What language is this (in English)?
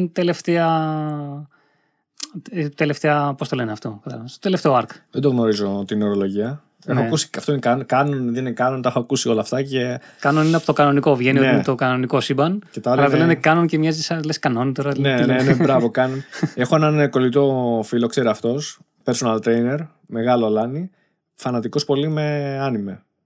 Greek